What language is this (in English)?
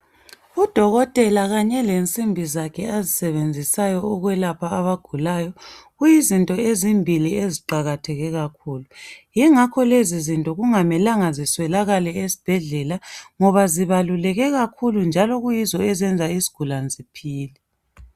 North Ndebele